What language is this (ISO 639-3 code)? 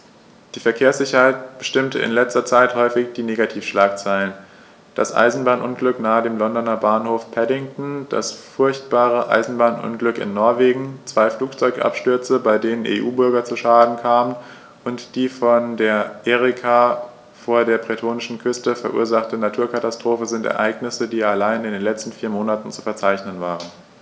deu